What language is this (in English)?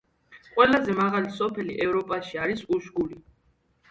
Georgian